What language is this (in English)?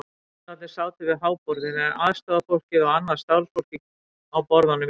Icelandic